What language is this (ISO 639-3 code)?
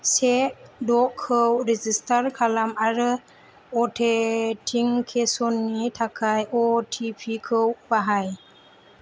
brx